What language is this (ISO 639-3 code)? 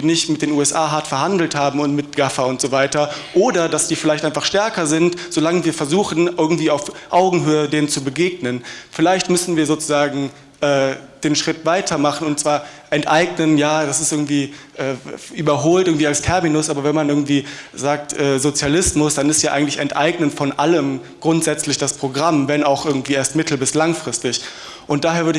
deu